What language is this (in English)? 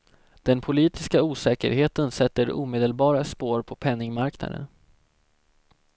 Swedish